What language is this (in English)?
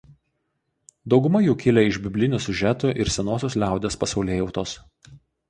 Lithuanian